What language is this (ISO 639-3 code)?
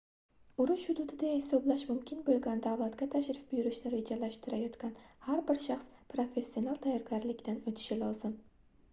uzb